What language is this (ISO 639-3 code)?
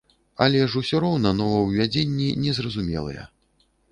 bel